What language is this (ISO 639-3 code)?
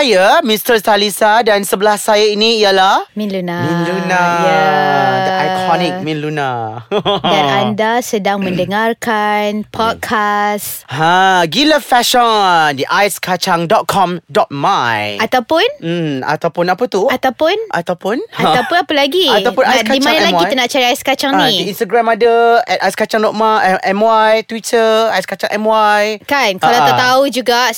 msa